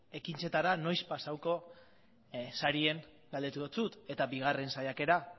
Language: Basque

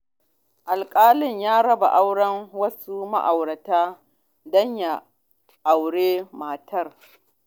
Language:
Hausa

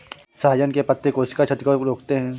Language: Hindi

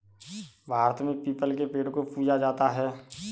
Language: Hindi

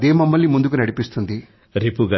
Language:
Telugu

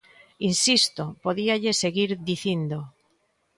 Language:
Galician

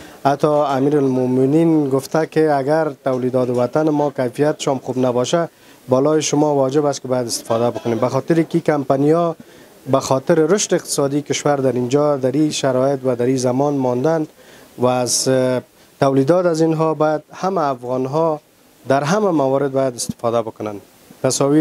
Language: Persian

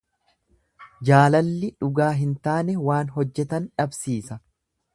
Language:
Oromo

